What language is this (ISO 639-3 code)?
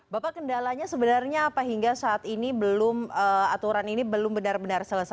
ind